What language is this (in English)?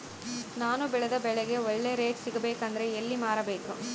Kannada